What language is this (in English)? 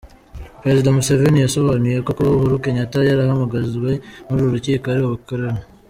Kinyarwanda